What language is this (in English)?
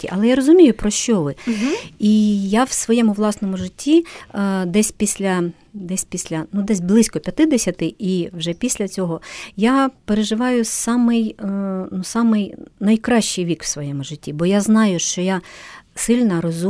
Ukrainian